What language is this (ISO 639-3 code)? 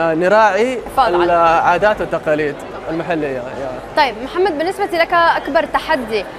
ara